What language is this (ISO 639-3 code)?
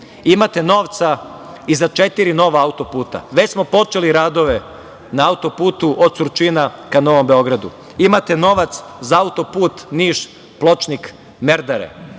srp